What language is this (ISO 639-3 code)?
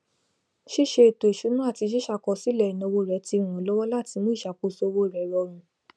yor